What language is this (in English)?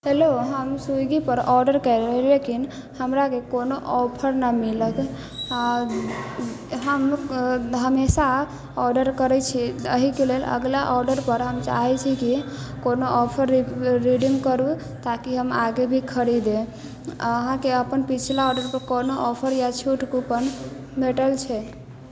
Maithili